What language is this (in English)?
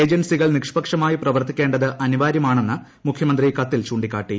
Malayalam